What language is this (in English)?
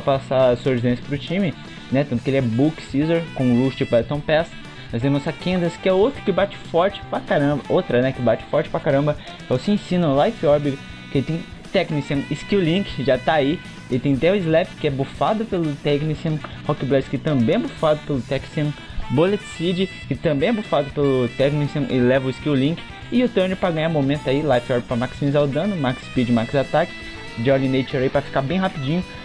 Portuguese